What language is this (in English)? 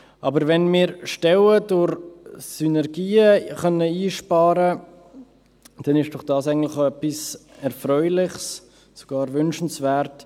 Swiss German